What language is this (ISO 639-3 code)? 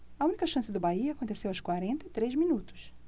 por